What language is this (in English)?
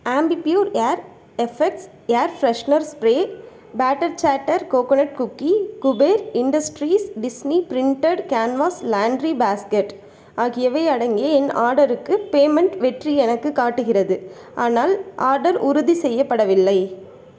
Tamil